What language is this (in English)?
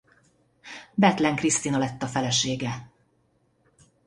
Hungarian